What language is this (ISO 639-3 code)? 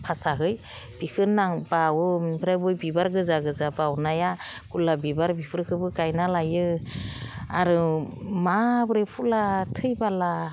brx